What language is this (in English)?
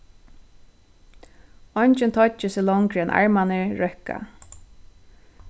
Faroese